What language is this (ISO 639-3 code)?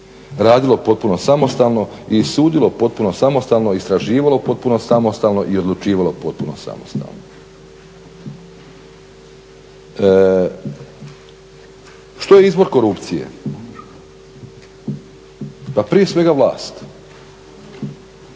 hrv